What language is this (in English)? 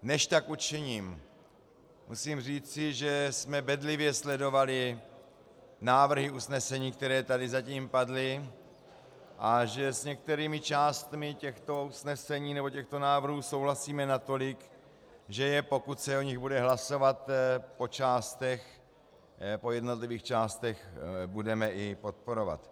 Czech